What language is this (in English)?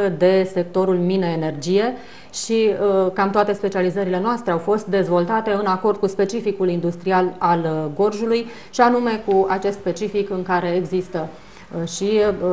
Romanian